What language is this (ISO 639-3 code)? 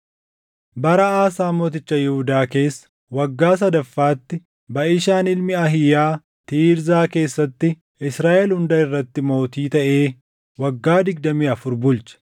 orm